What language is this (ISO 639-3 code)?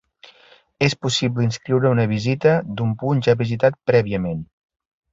cat